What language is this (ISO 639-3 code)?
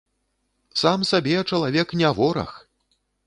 bel